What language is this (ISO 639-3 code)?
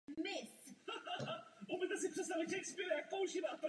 ces